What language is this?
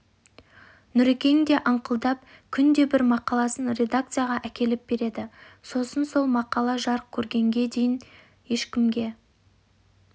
Kazakh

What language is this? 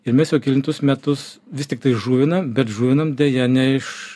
Lithuanian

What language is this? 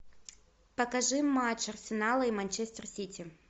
Russian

